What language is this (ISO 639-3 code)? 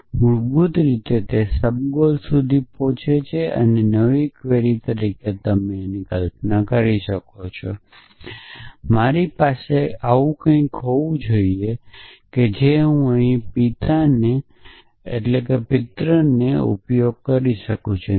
guj